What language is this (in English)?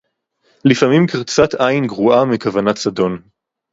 Hebrew